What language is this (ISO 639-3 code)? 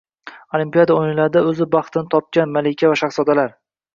uzb